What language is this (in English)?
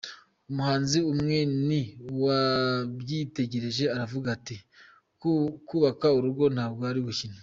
Kinyarwanda